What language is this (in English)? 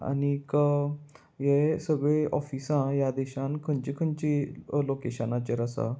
Konkani